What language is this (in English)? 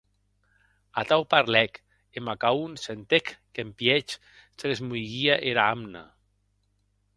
Occitan